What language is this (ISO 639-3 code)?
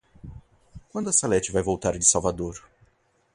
por